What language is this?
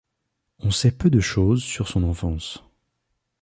French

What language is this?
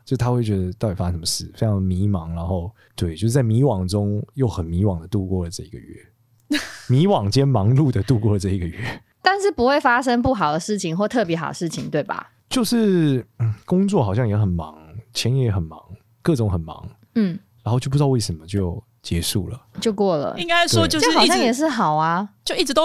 Chinese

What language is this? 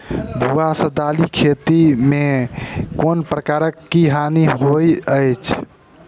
Maithili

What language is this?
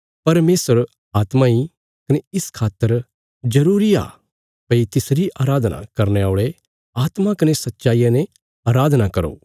Bilaspuri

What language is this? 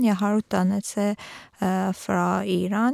Norwegian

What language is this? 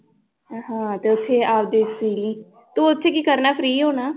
Punjabi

